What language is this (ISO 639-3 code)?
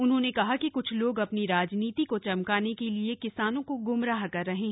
hin